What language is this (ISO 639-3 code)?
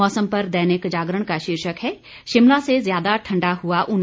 hin